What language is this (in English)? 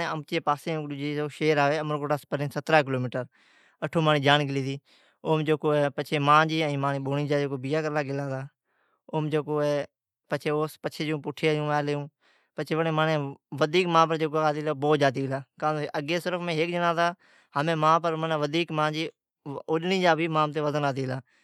Od